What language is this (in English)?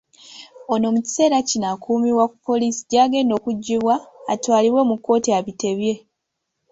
Ganda